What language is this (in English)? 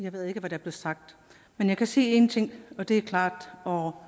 Danish